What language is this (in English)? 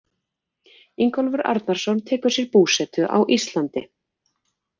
Icelandic